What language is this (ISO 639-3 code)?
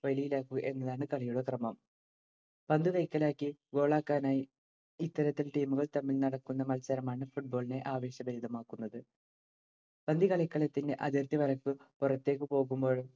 mal